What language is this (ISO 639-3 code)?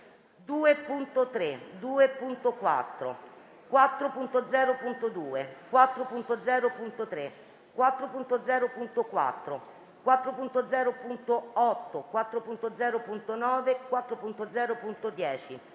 ita